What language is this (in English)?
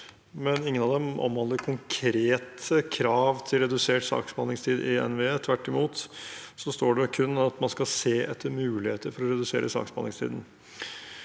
Norwegian